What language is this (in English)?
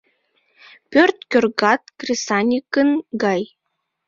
Mari